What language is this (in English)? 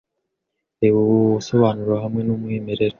Kinyarwanda